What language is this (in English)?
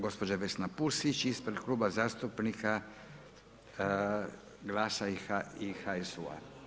Croatian